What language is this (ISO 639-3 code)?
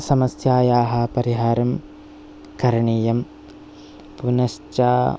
san